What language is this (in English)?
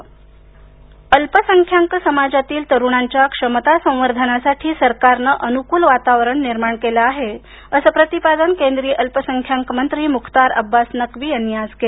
Marathi